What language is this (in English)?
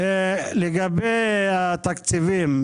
Hebrew